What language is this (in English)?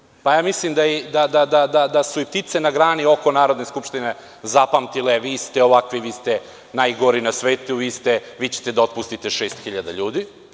Serbian